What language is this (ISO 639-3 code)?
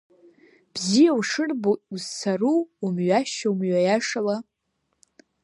abk